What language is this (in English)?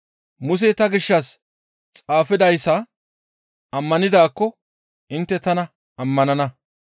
Gamo